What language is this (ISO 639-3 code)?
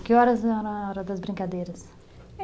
por